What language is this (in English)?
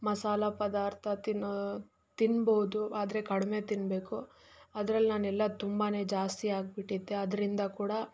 Kannada